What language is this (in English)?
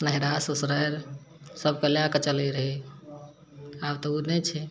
Maithili